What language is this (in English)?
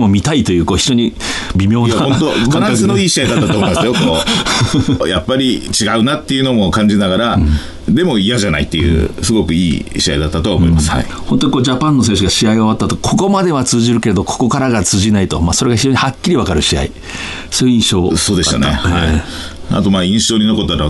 Japanese